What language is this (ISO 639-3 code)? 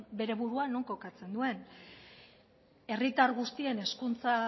eus